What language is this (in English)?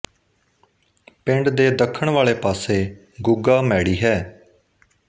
Punjabi